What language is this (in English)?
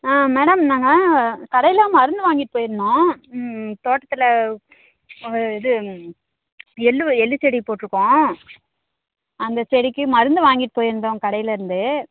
Tamil